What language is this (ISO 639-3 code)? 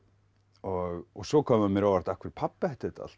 isl